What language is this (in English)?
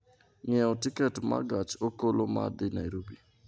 Luo (Kenya and Tanzania)